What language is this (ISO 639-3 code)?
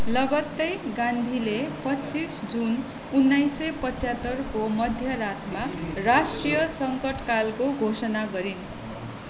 nep